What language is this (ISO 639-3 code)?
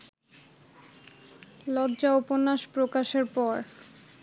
ben